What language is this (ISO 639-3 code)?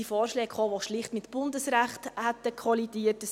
gsw